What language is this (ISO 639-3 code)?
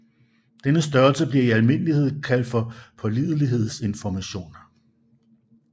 dan